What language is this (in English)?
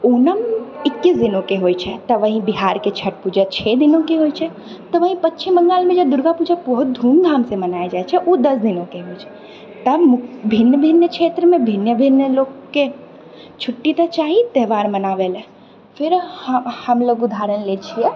Maithili